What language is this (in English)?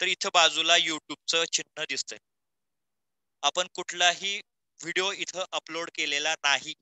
Marathi